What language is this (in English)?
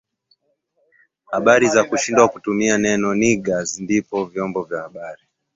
Swahili